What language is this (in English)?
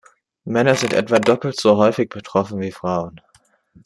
German